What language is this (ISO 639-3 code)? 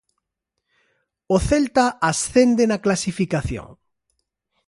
glg